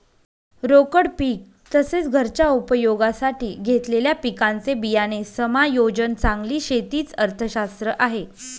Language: Marathi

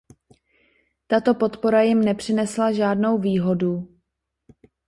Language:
Czech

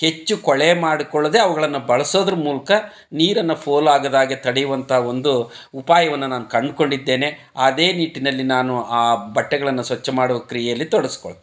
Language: Kannada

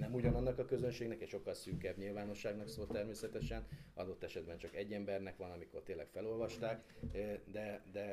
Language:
Hungarian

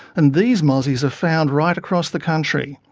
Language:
English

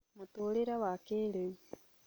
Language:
Kikuyu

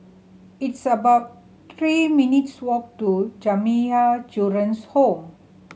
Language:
English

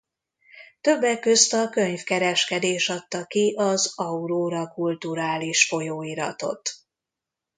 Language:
Hungarian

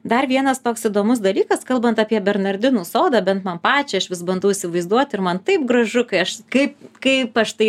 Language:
Lithuanian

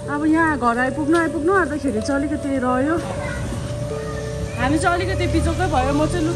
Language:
Hindi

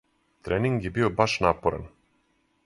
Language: Serbian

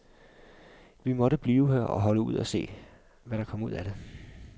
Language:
Danish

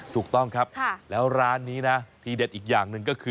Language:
Thai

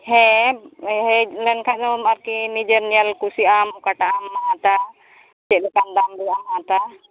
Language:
Santali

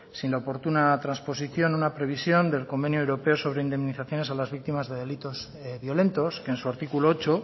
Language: Spanish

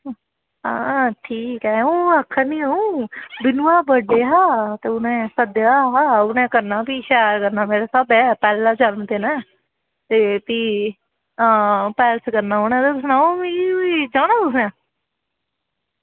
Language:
Dogri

